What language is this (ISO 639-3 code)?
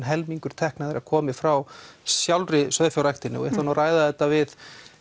isl